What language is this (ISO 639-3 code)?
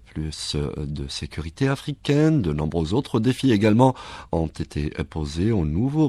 fra